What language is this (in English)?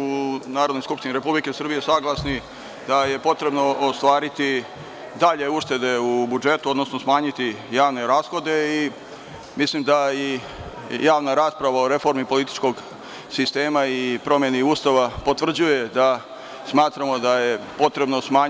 Serbian